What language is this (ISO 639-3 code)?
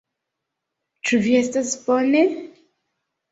epo